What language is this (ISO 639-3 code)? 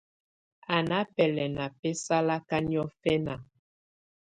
tvu